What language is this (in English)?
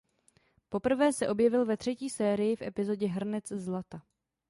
Czech